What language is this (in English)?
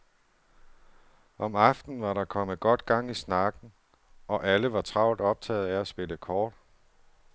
Danish